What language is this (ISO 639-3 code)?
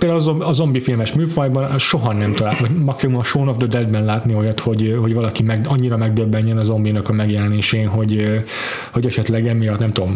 hun